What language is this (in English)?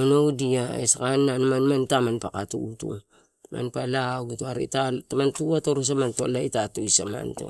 Torau